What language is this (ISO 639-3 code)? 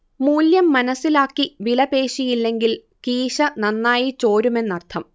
mal